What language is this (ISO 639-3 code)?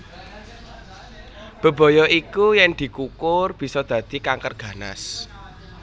jav